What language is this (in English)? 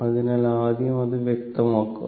Malayalam